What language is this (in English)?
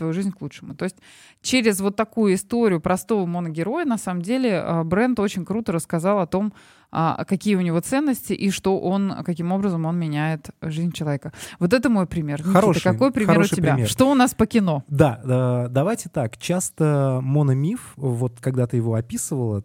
Russian